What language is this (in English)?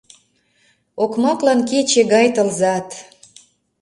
Mari